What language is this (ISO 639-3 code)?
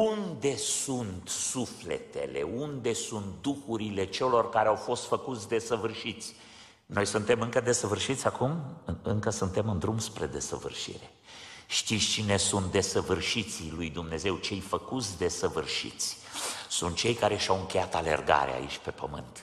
ron